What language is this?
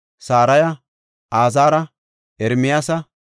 Gofa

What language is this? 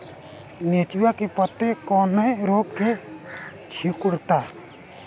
Bhojpuri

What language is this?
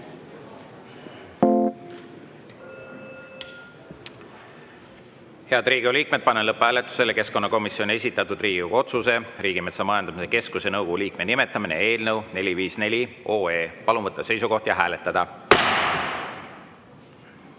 Estonian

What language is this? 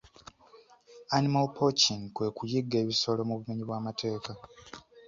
Ganda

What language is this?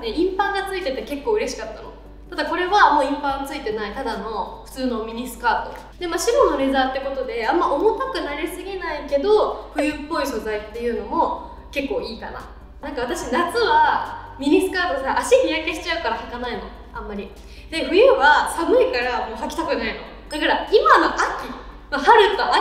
Japanese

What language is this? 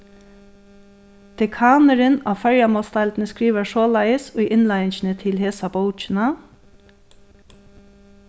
Faroese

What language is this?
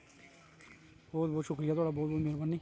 Dogri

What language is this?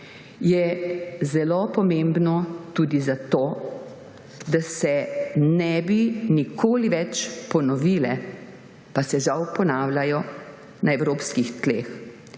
Slovenian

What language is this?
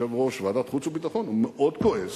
Hebrew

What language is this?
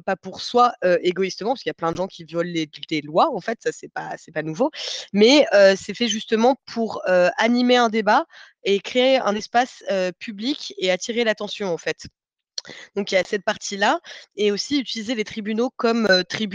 French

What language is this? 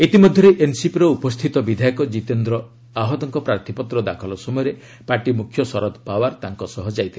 Odia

